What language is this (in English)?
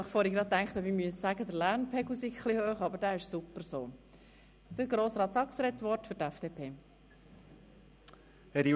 Swiss German